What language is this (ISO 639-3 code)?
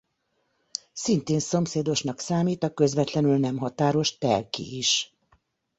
hun